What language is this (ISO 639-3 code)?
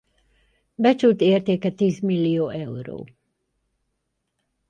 hun